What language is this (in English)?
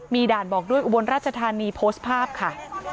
Thai